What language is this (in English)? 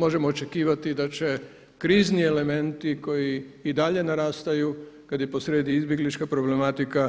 Croatian